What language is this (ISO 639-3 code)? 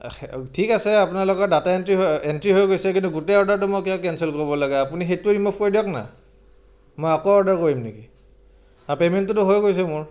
asm